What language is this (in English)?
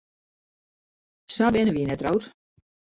Western Frisian